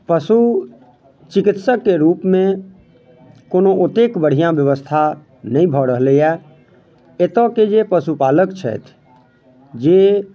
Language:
Maithili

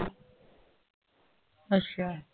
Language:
Punjabi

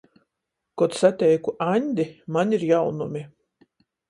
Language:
Latgalian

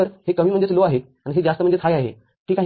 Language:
Marathi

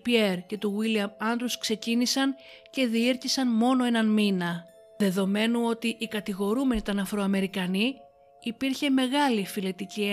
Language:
Greek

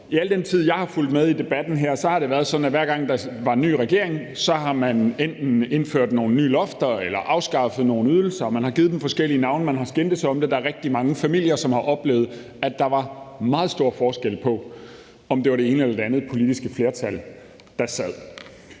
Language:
Danish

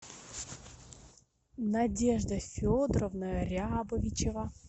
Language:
Russian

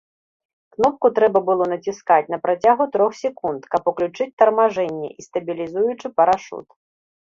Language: Belarusian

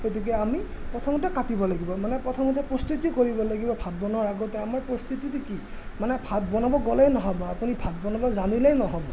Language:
Assamese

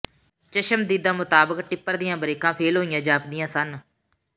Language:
Punjabi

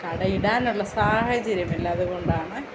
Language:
Malayalam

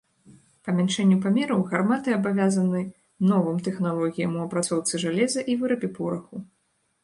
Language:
Belarusian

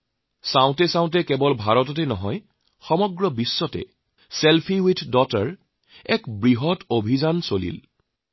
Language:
Assamese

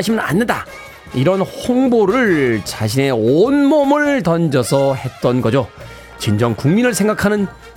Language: Korean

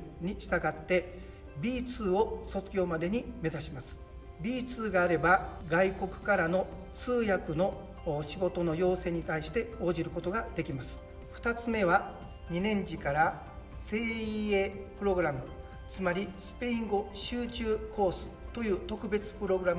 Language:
Japanese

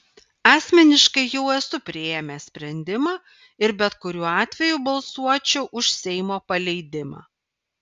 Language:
Lithuanian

